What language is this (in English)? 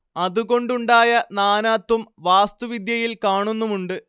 Malayalam